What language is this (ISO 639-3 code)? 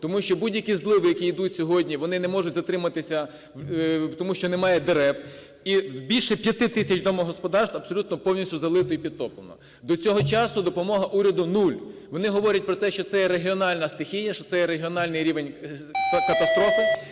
ukr